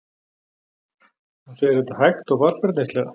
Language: Icelandic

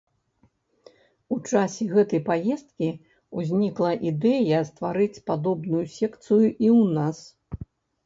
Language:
Belarusian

